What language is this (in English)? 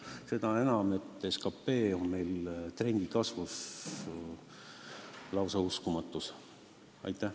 Estonian